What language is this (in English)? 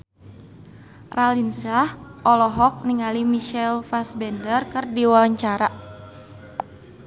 Sundanese